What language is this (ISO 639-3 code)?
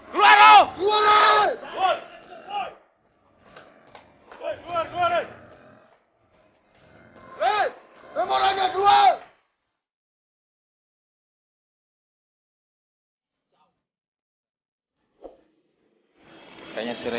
ind